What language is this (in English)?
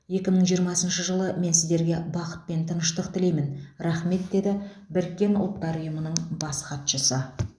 Kazakh